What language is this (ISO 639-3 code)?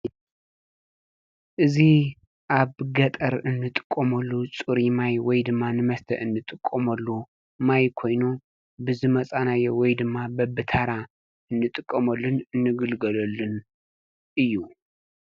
tir